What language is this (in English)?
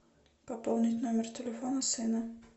Russian